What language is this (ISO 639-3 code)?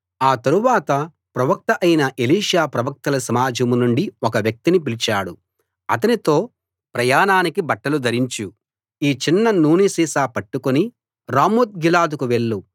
tel